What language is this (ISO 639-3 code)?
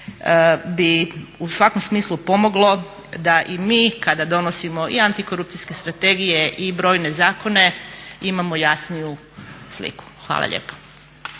hrv